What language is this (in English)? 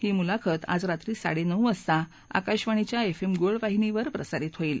Marathi